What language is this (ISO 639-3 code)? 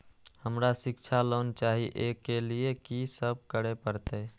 mai